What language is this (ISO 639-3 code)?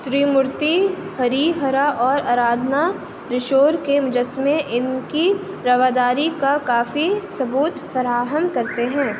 urd